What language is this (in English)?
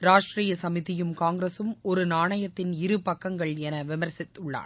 Tamil